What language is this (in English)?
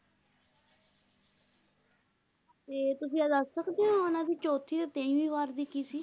Punjabi